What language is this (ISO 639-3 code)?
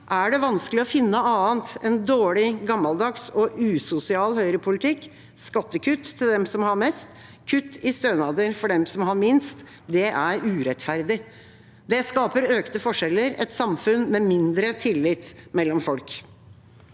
nor